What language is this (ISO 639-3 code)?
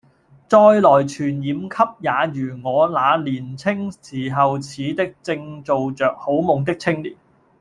yue